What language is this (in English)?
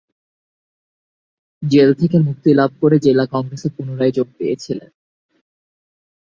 Bangla